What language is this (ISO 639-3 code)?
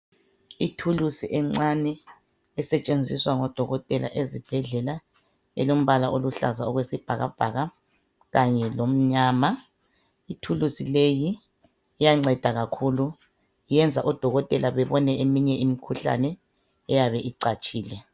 nde